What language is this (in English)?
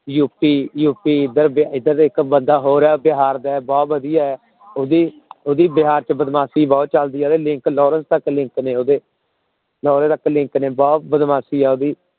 Punjabi